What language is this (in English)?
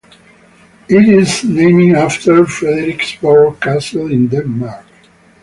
English